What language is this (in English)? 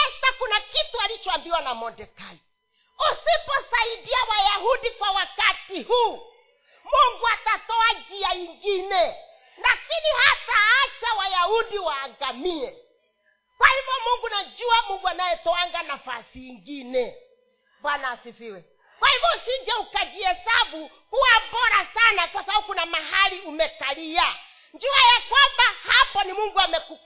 Swahili